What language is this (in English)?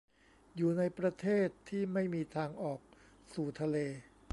Thai